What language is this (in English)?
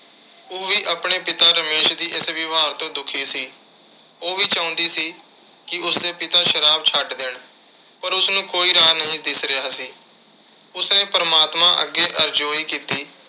Punjabi